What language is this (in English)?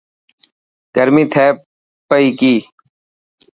Dhatki